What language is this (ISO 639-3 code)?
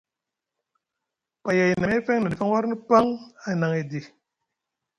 mug